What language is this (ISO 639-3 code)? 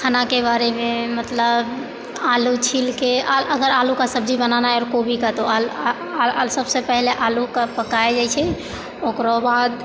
mai